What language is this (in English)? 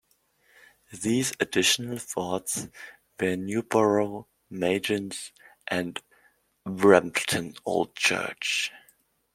English